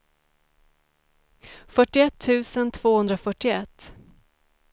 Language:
Swedish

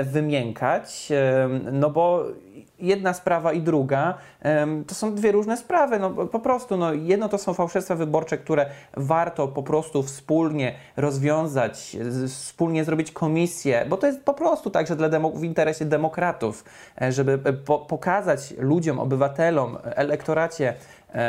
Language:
Polish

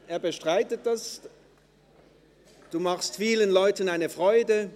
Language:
Swiss German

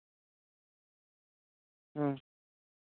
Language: Santali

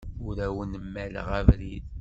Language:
Kabyle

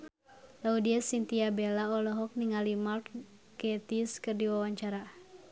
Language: Sundanese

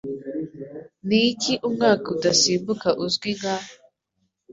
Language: Kinyarwanda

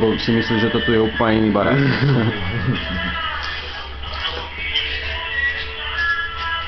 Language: Slovak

